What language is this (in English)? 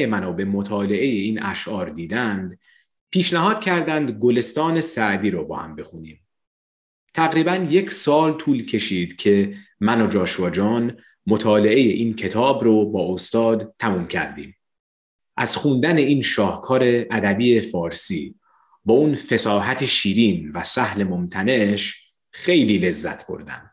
Persian